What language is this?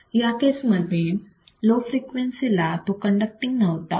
Marathi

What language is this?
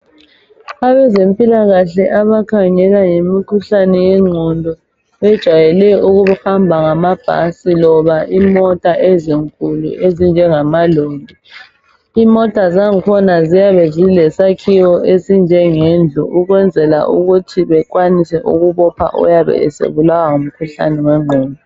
North Ndebele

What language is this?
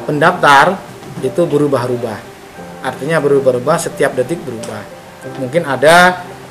Indonesian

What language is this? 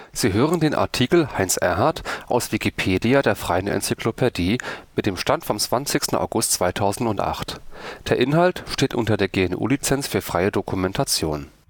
German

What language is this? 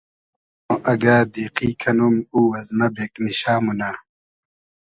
Hazaragi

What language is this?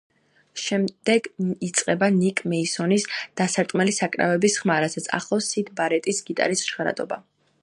Georgian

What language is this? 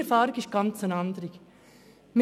Swiss German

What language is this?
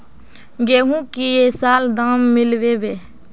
Magahi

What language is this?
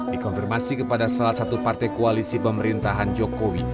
Indonesian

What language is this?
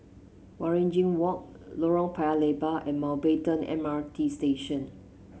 English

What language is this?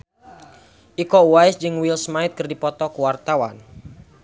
Sundanese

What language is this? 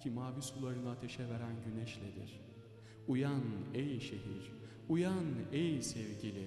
Turkish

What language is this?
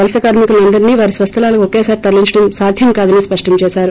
Telugu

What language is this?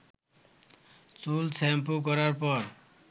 Bangla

